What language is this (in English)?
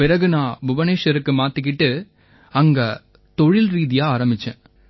Tamil